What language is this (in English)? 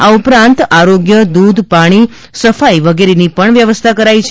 Gujarati